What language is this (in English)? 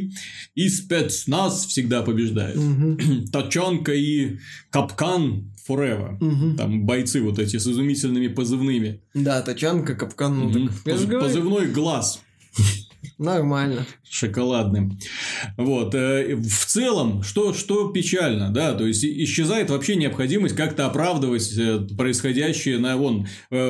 Russian